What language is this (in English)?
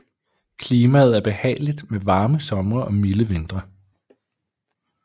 Danish